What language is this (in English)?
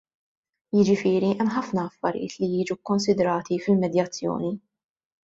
Maltese